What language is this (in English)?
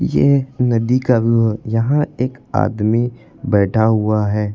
Hindi